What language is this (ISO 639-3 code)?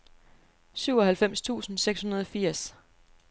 dan